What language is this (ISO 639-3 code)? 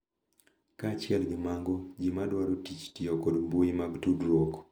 luo